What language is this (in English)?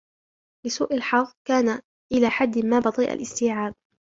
Arabic